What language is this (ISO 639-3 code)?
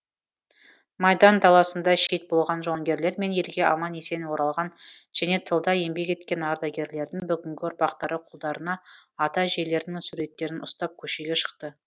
kaz